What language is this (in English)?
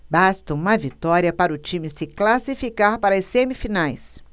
Portuguese